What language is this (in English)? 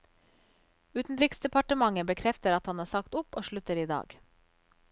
Norwegian